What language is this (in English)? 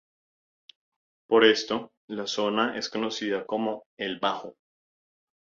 Spanish